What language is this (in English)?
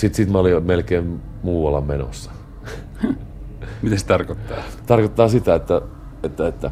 Finnish